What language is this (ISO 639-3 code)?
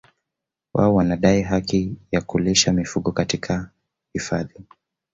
swa